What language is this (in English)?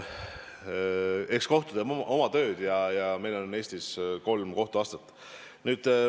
Estonian